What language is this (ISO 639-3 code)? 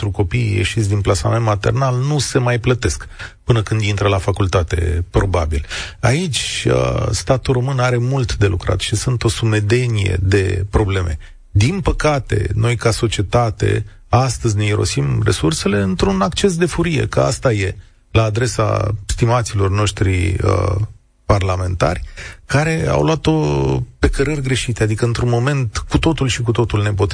ron